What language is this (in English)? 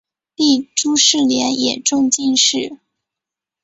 Chinese